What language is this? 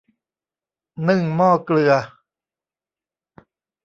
Thai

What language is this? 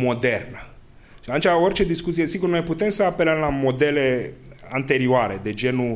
Romanian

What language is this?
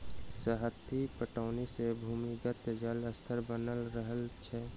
Maithili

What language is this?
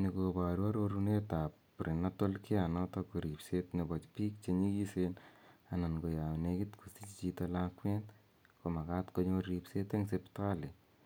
Kalenjin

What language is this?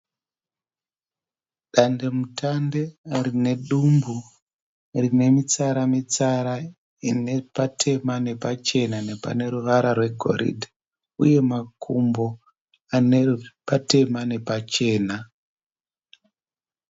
Shona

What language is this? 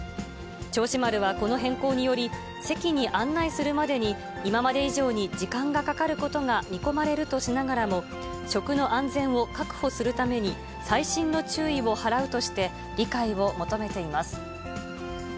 Japanese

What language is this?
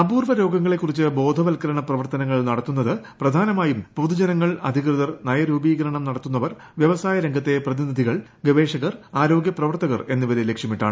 Malayalam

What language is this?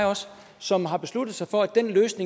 Danish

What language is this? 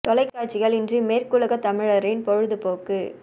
Tamil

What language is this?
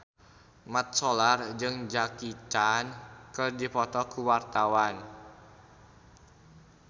Sundanese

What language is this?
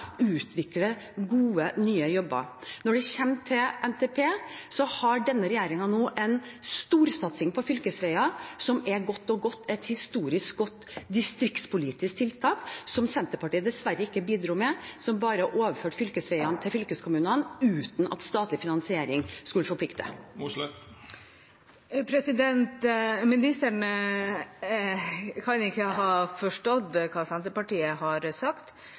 Norwegian Bokmål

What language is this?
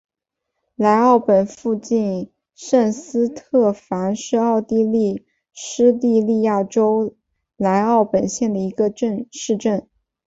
Chinese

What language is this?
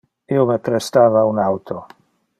Interlingua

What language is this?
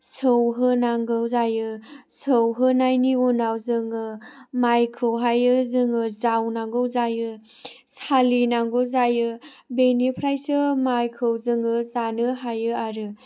Bodo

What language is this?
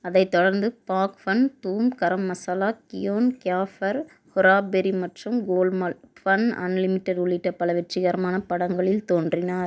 Tamil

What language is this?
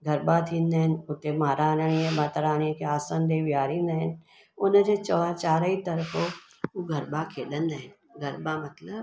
Sindhi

